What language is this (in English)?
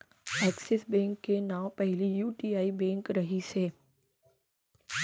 Chhattisgarhi